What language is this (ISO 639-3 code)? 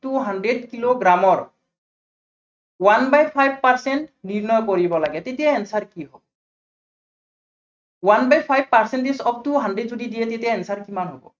asm